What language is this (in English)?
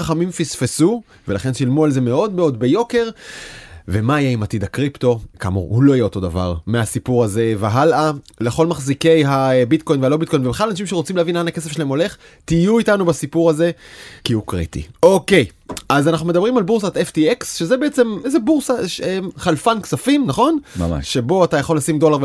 Hebrew